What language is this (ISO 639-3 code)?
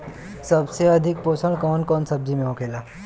bho